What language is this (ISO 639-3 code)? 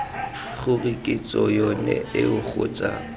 tsn